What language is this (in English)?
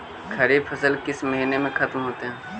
Magahi